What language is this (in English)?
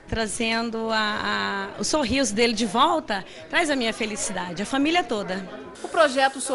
Portuguese